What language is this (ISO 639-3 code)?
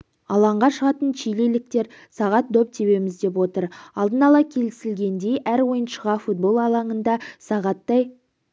kaz